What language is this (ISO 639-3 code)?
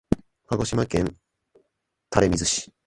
jpn